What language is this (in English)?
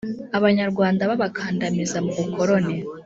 Kinyarwanda